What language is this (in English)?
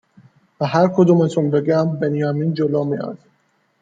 Persian